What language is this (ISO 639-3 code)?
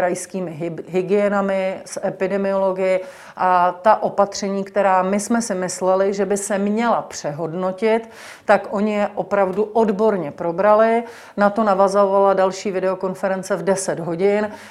ces